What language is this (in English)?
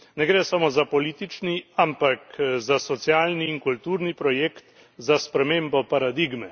Slovenian